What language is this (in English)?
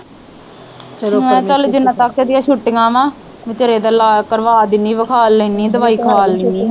Punjabi